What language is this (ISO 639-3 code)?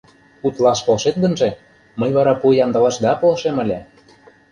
chm